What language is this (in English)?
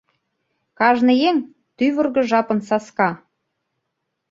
Mari